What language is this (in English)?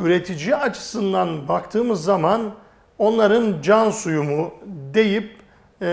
Turkish